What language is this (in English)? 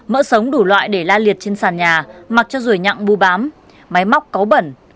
Vietnamese